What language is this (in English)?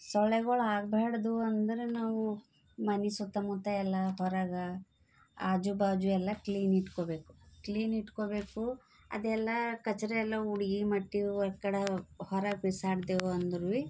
Kannada